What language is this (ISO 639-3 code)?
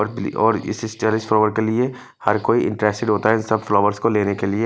hin